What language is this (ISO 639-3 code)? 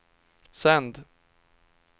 swe